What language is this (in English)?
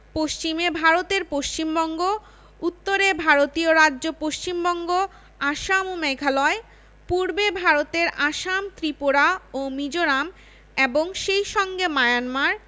Bangla